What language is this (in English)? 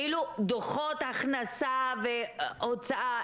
Hebrew